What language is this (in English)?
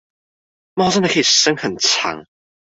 Chinese